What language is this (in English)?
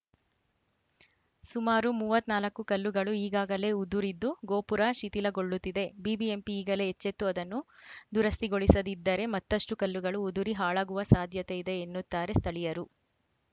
Kannada